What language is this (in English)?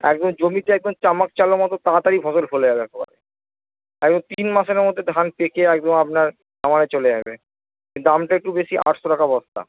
Bangla